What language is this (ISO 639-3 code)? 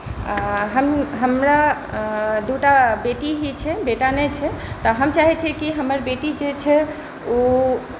mai